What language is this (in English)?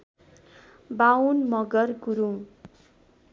Nepali